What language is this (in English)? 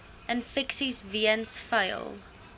Afrikaans